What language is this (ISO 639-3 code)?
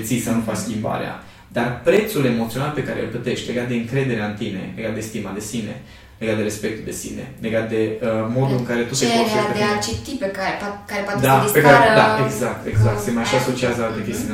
ron